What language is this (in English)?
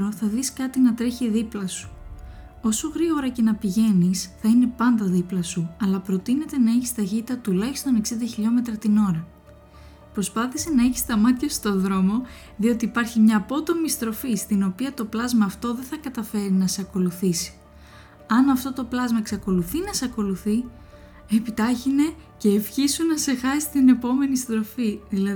Greek